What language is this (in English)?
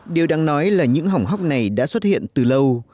Vietnamese